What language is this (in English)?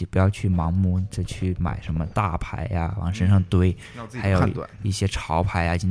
Chinese